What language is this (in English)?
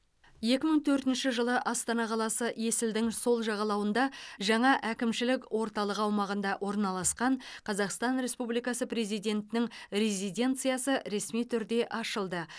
Kazakh